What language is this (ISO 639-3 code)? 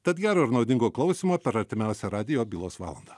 lit